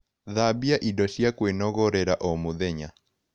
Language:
Kikuyu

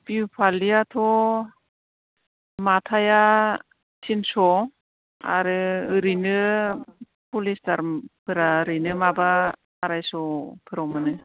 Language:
Bodo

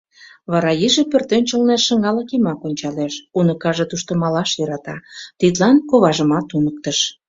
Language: Mari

